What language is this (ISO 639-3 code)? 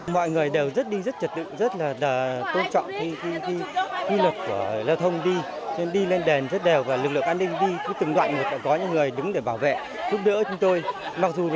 vie